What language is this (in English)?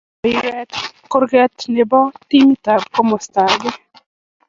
Kalenjin